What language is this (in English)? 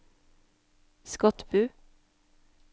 Norwegian